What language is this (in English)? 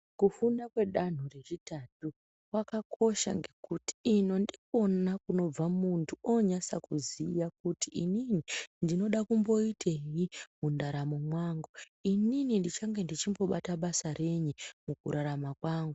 Ndau